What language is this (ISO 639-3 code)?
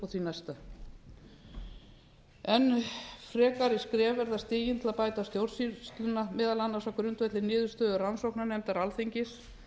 isl